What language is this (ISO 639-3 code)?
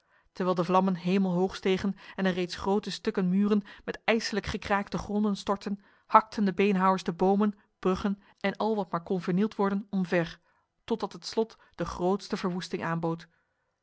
nld